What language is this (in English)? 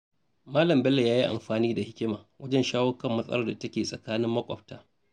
Hausa